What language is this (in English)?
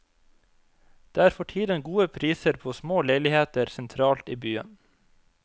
Norwegian